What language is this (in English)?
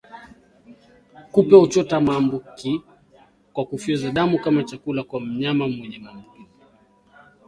Swahili